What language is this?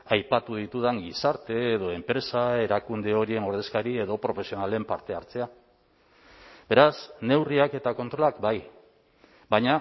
Basque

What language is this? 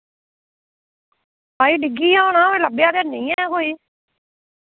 Dogri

